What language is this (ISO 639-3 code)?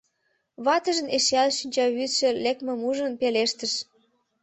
chm